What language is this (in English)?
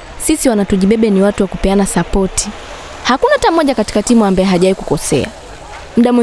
Swahili